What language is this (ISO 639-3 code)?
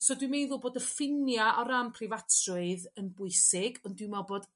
cym